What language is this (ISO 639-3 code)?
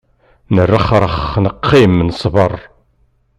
kab